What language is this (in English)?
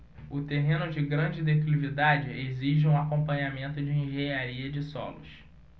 Portuguese